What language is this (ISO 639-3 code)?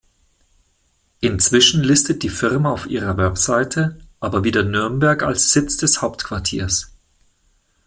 deu